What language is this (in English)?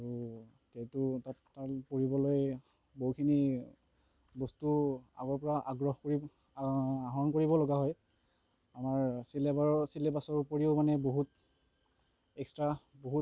Assamese